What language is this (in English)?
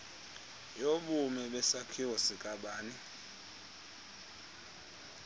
Xhosa